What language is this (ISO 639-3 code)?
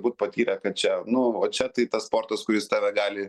lit